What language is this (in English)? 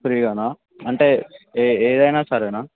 Telugu